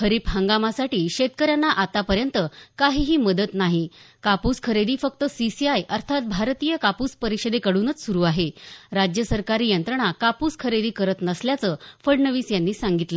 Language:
Marathi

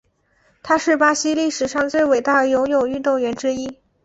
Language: Chinese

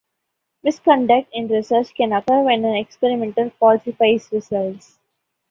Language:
English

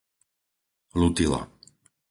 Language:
Slovak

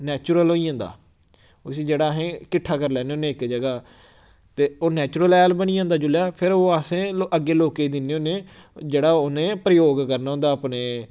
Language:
Dogri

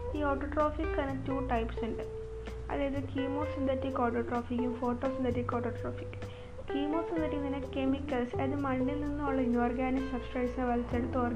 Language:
Malayalam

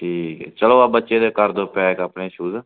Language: Punjabi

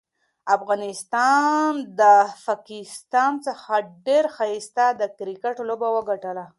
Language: Pashto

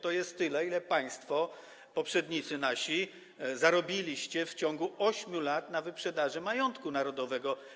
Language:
Polish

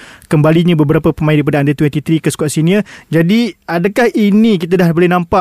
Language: Malay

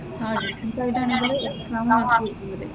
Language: Malayalam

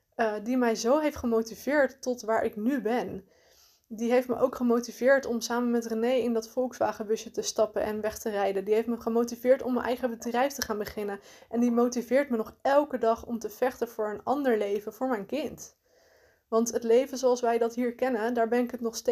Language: Dutch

